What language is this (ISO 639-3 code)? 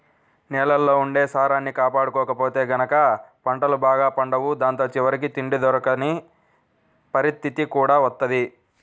tel